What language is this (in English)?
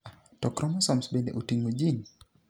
Luo (Kenya and Tanzania)